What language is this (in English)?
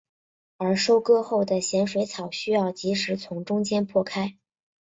Chinese